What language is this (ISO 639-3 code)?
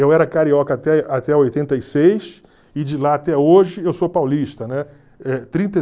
por